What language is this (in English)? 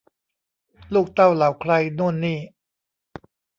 Thai